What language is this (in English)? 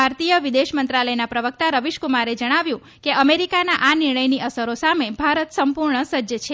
Gujarati